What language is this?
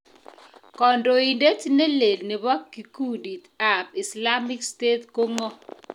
Kalenjin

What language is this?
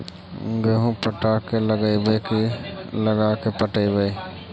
Magahi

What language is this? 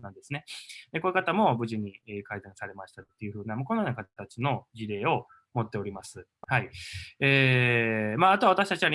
Japanese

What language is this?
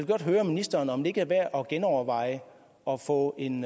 Danish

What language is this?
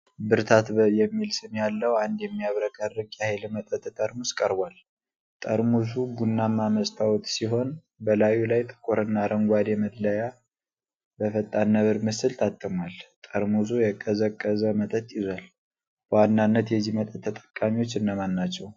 Amharic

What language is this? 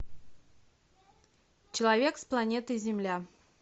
Russian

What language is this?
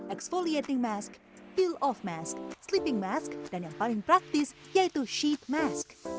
Indonesian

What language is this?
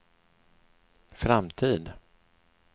Swedish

